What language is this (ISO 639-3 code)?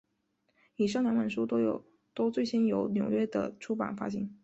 zho